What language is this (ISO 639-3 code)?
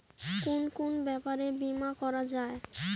ben